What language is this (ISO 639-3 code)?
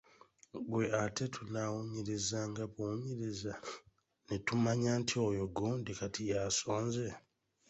lug